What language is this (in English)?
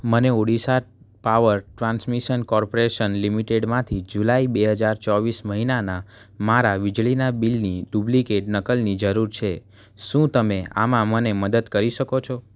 Gujarati